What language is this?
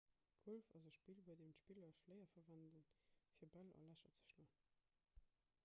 Luxembourgish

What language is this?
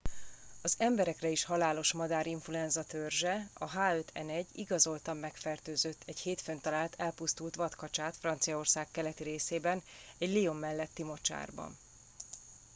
Hungarian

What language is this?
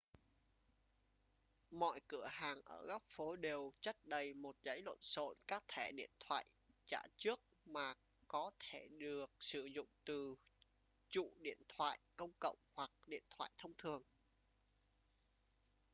Vietnamese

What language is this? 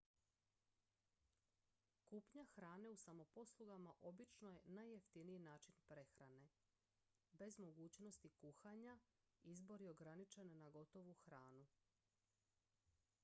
Croatian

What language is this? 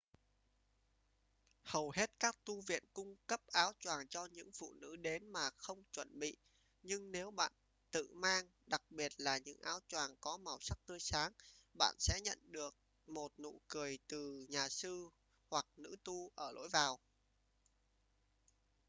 Vietnamese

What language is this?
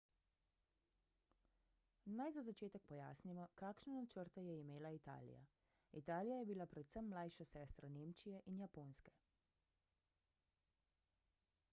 Slovenian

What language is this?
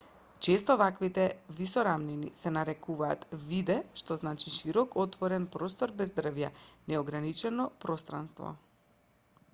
Macedonian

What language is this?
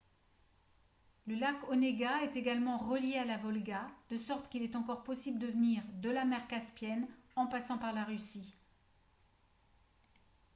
French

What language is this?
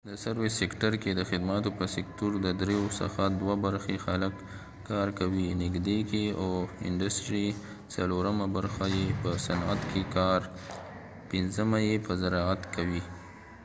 Pashto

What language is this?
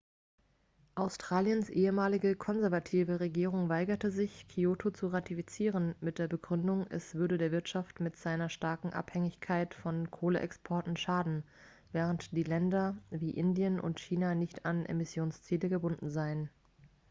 German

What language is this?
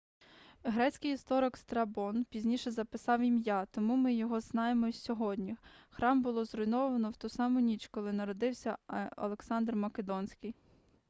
Ukrainian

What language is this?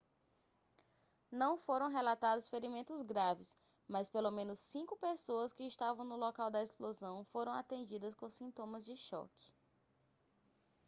Portuguese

